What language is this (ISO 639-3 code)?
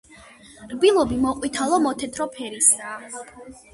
kat